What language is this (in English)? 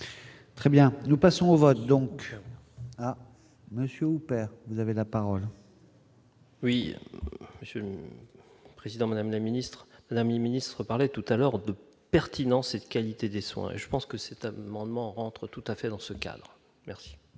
French